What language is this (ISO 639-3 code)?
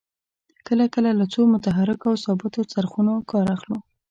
pus